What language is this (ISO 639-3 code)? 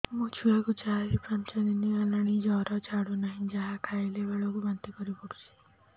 ori